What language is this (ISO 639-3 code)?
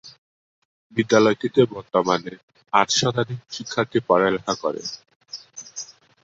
ben